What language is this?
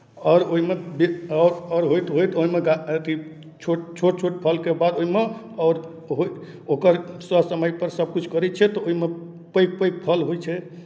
Maithili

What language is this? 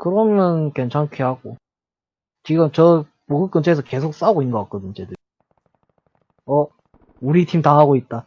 Korean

